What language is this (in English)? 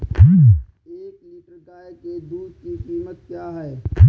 Hindi